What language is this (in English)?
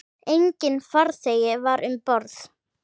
Icelandic